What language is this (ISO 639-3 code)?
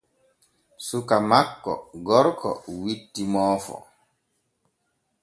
fue